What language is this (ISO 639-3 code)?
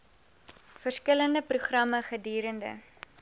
afr